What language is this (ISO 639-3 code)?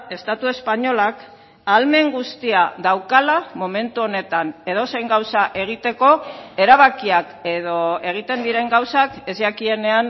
eus